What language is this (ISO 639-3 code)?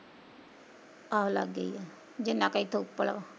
pan